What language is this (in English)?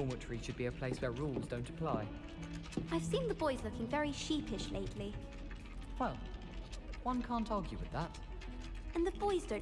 English